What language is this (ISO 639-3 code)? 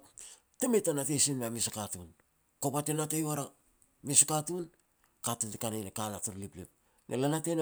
pex